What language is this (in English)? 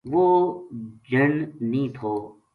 Gujari